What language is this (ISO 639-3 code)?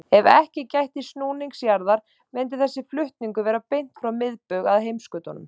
isl